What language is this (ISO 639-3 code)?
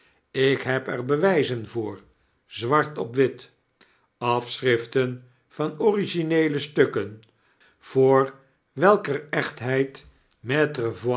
nld